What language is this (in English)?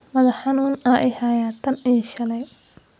Somali